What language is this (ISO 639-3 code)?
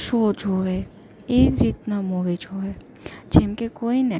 guj